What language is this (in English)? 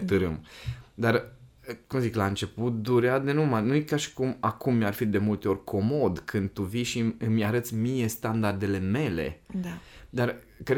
Romanian